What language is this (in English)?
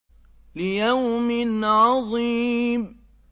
Arabic